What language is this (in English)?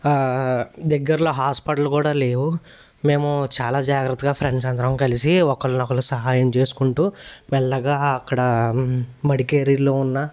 Telugu